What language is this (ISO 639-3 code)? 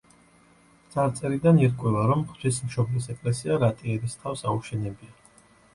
kat